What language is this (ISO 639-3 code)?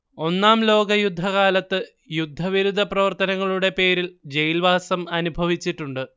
mal